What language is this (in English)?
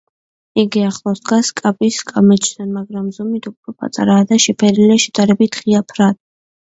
Georgian